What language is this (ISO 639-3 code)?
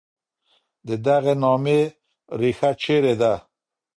pus